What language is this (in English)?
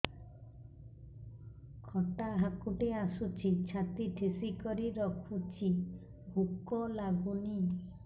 Odia